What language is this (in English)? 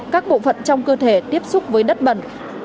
Vietnamese